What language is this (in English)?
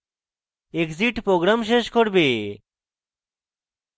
Bangla